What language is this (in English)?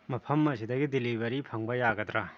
Manipuri